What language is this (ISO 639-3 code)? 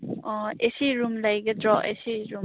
mni